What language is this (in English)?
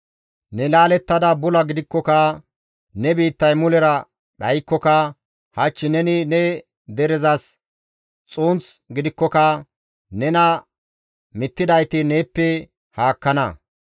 Gamo